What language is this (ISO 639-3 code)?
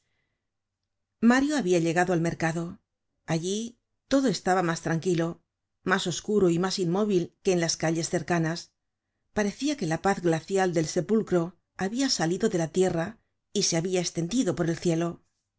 spa